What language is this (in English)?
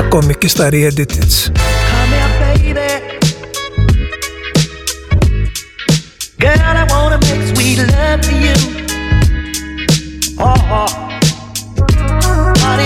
Greek